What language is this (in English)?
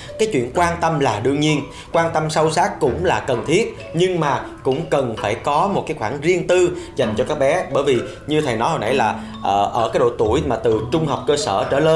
Vietnamese